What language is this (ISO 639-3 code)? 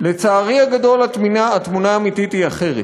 heb